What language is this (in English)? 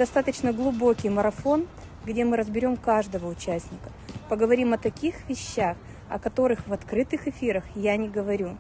Russian